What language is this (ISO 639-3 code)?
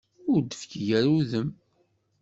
kab